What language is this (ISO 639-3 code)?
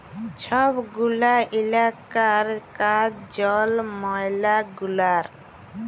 ben